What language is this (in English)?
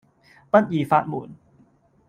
Cantonese